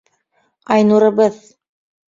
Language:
Bashkir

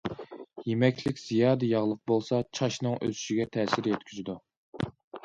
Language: Uyghur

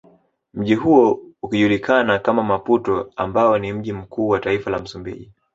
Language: Swahili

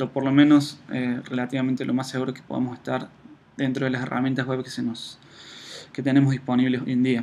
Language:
Spanish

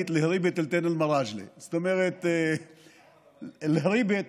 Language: Hebrew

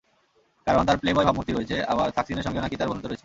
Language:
Bangla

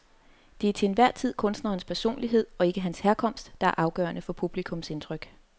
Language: Danish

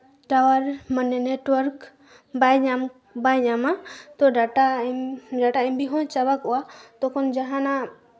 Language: Santali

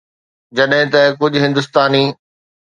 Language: Sindhi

